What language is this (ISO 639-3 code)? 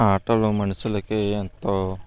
tel